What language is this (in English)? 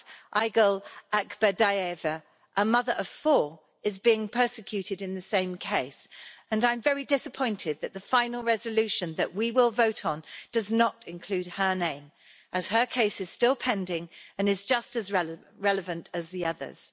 English